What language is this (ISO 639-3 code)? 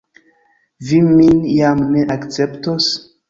epo